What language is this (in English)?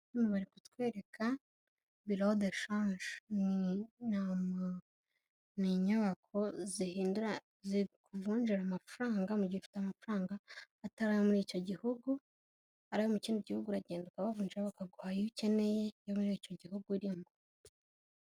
Kinyarwanda